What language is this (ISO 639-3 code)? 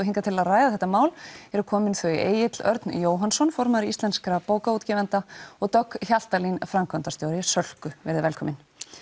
isl